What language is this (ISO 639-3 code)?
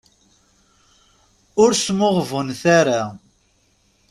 kab